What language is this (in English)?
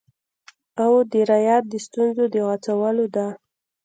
Pashto